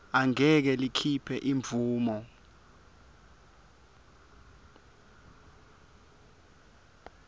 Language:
Swati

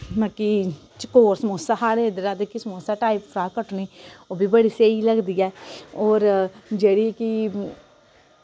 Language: Dogri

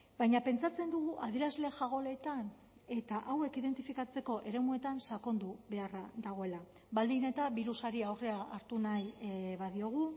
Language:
Basque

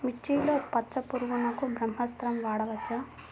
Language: Telugu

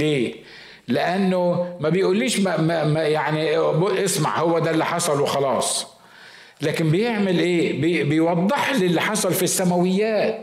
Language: Arabic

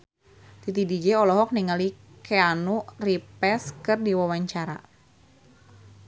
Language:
Sundanese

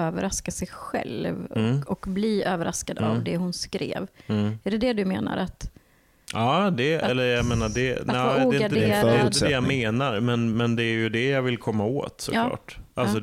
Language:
Swedish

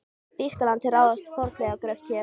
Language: Icelandic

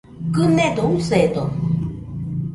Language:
Nüpode Huitoto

